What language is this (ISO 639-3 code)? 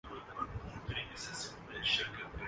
urd